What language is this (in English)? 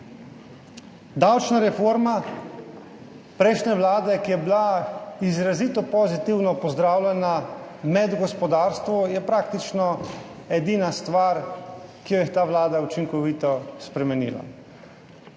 Slovenian